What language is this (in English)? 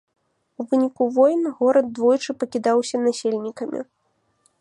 Belarusian